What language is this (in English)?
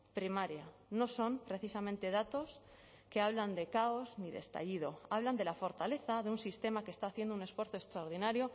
Spanish